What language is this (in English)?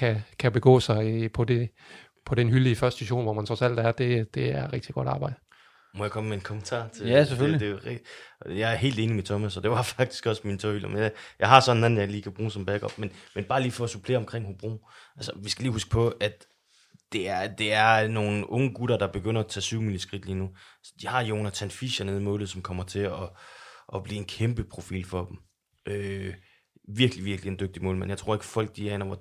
Danish